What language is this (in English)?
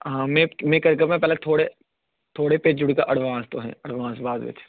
Dogri